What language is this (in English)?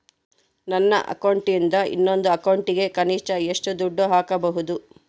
Kannada